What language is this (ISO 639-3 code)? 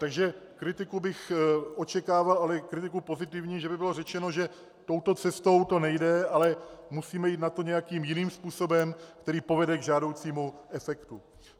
ces